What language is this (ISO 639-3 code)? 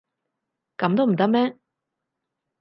yue